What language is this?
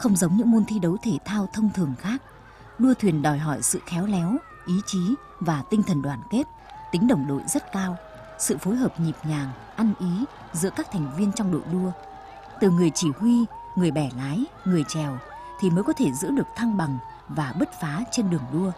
Vietnamese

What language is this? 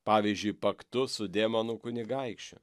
Lithuanian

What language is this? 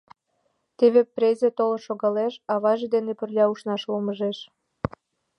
Mari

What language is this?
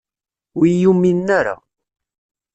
Kabyle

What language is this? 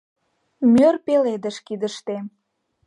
Mari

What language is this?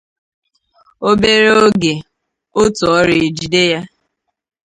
Igbo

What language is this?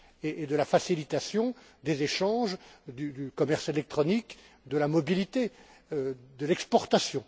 French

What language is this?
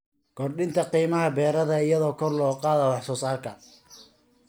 Somali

